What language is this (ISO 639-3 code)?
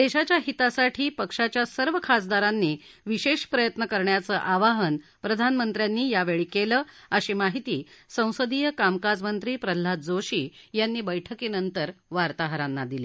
mar